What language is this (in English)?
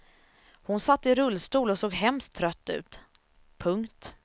Swedish